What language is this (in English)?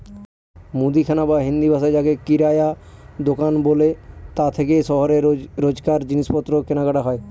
Bangla